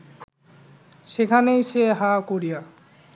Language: Bangla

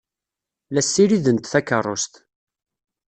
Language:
Kabyle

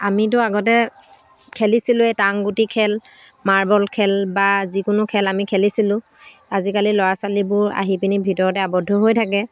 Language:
Assamese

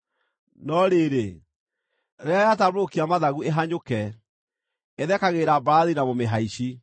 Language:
Kikuyu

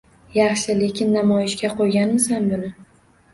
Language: Uzbek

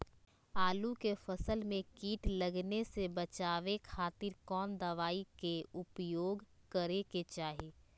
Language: Magahi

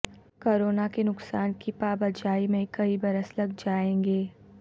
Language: Urdu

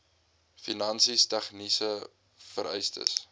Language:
Afrikaans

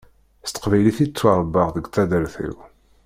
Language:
Kabyle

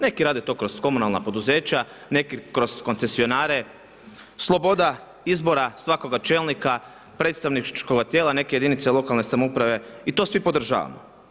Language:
Croatian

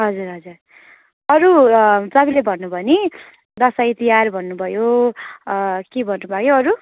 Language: Nepali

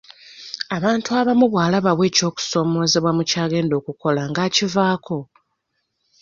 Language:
Ganda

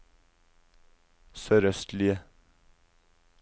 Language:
Norwegian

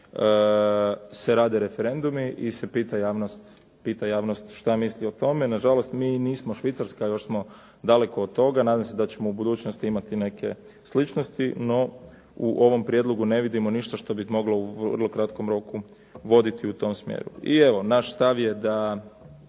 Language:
Croatian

